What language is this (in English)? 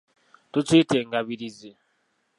Ganda